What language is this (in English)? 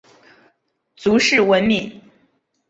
Chinese